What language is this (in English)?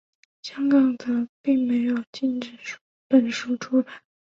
Chinese